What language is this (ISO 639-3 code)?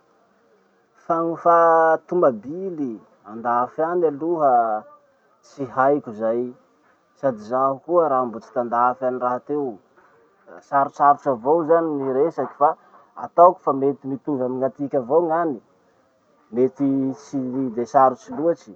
msh